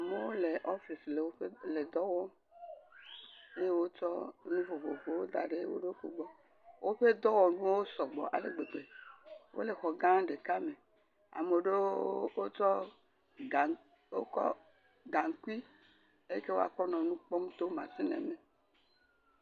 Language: Ewe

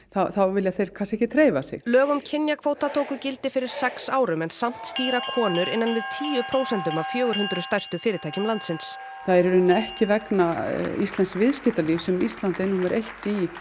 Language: Icelandic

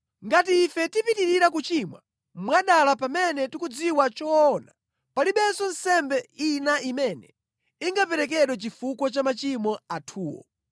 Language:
Nyanja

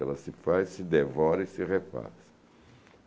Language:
Portuguese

